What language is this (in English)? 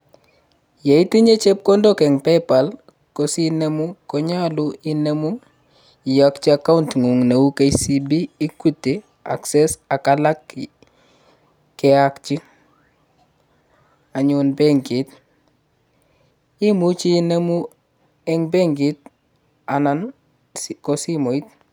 Kalenjin